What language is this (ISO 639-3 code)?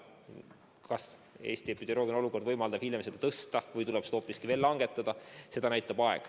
est